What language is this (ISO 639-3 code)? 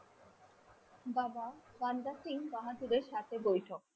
ben